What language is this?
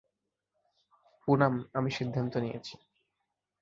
Bangla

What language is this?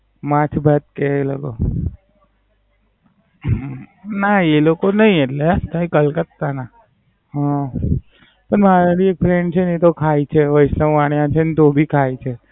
Gujarati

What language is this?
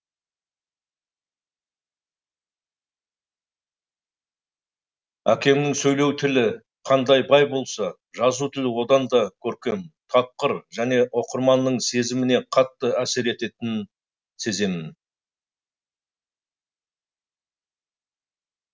Kazakh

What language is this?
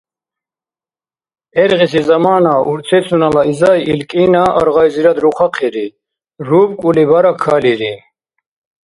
Dargwa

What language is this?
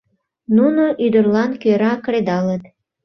Mari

